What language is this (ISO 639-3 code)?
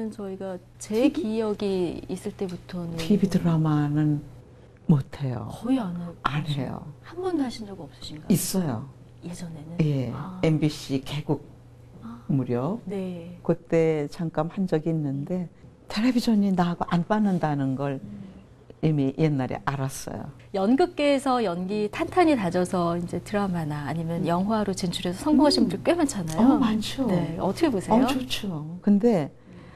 kor